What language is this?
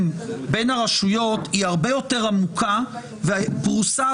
Hebrew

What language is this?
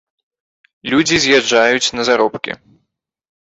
Belarusian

